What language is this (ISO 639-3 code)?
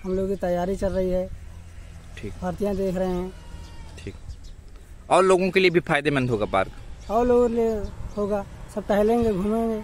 hin